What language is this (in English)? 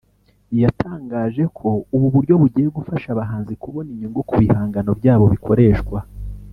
Kinyarwanda